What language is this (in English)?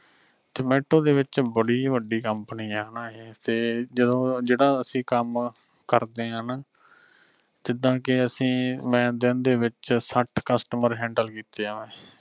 Punjabi